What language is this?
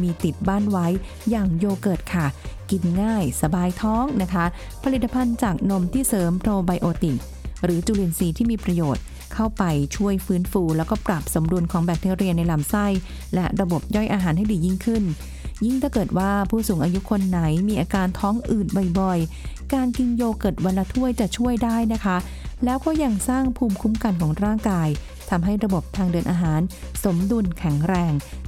Thai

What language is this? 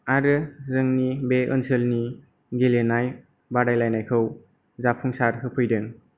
Bodo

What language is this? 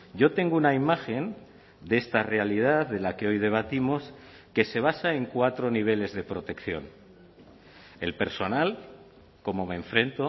Spanish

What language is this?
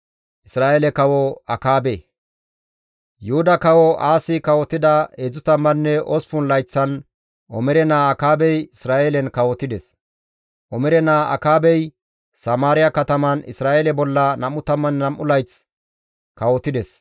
Gamo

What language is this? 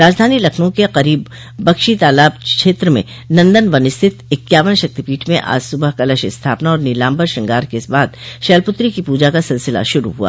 Hindi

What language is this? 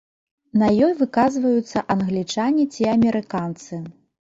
Belarusian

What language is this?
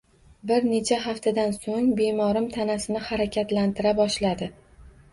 Uzbek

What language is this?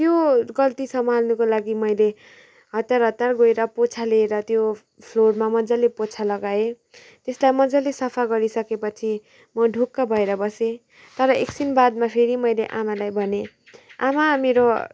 Nepali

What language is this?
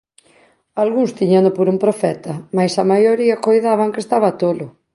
Galician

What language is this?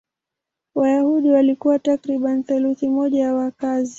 Swahili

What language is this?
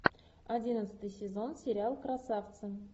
Russian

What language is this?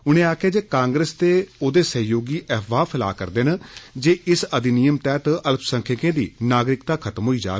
Dogri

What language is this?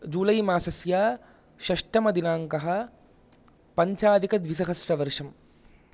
Sanskrit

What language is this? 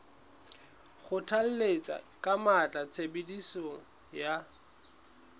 Southern Sotho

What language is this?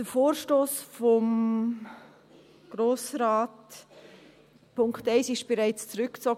Swiss German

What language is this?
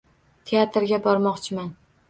Uzbek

